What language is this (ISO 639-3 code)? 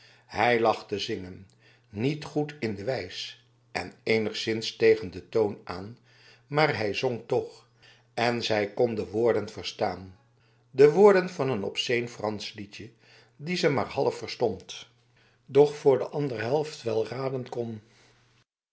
nld